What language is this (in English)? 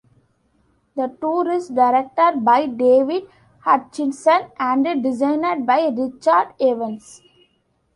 English